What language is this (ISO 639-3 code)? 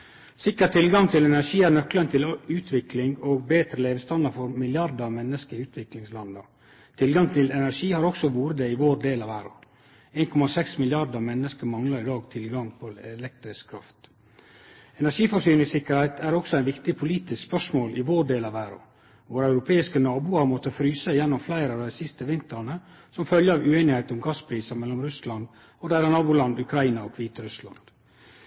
nno